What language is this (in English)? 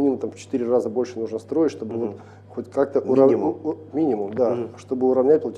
Russian